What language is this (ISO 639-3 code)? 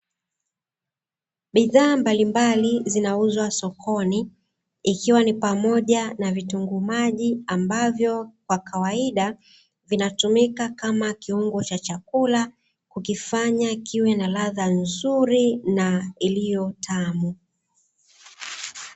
swa